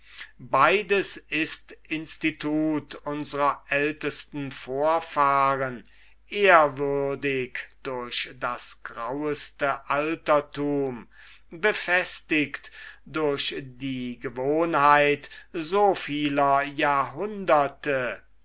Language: German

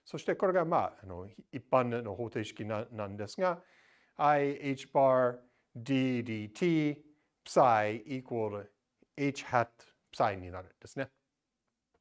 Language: Japanese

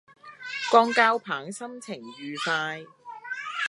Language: Cantonese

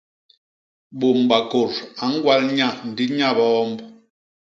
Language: Basaa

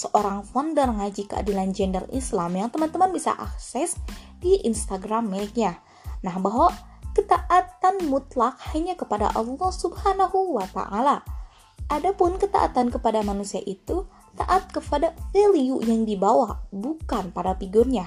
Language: Indonesian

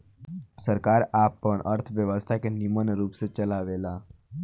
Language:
Bhojpuri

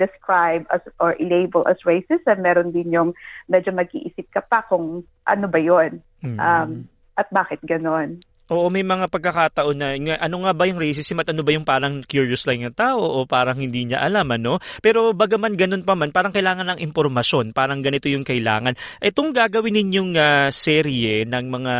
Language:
Filipino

